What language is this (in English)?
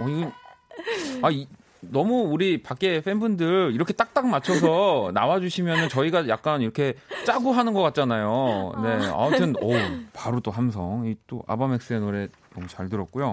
Korean